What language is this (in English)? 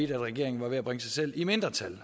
Danish